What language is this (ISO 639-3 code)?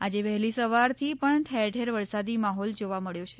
guj